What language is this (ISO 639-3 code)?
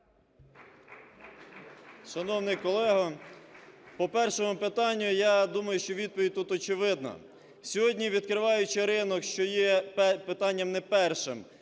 ukr